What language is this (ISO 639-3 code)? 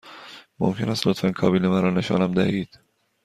fas